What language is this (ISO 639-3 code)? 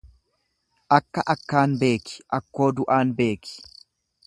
orm